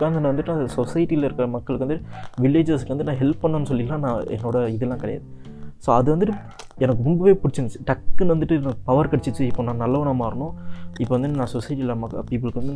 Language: Tamil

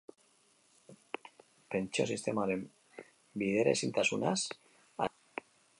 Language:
Basque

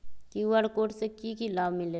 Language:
Magahi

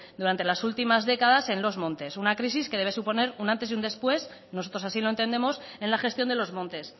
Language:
Spanish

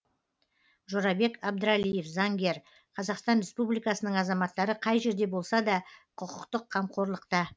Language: Kazakh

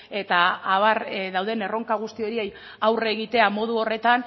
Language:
Basque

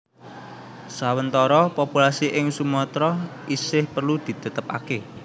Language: Javanese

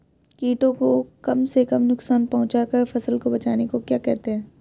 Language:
Hindi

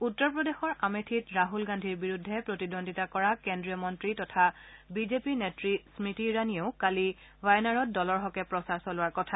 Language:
Assamese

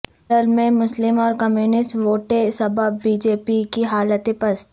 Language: Urdu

